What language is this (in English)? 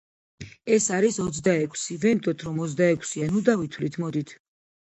Georgian